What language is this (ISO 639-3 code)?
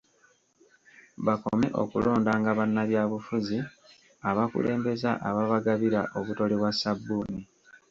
lug